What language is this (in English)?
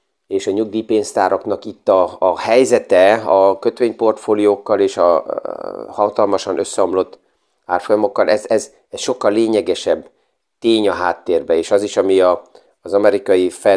Hungarian